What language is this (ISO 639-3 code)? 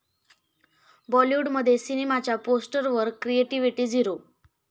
mar